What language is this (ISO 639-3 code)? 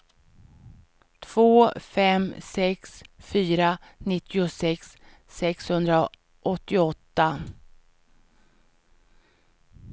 swe